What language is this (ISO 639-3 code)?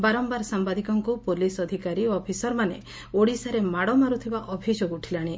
ori